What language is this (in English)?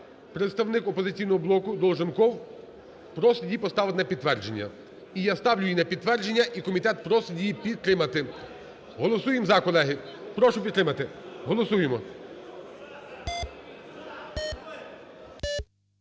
Ukrainian